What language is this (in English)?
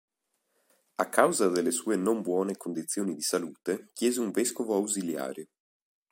Italian